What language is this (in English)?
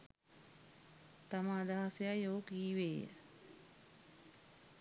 Sinhala